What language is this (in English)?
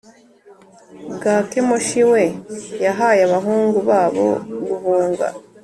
Kinyarwanda